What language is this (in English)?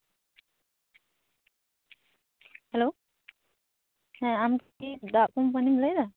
Santali